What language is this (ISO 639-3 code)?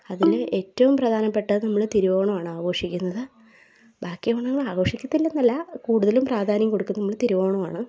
mal